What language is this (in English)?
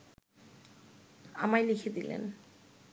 Bangla